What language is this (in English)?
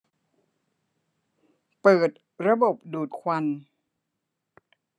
Thai